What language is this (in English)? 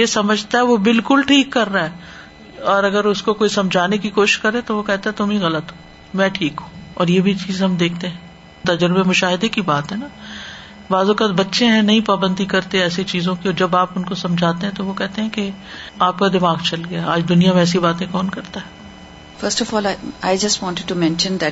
Urdu